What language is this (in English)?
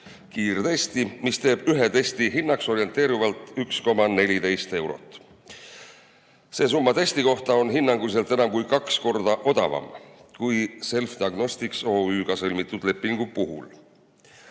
Estonian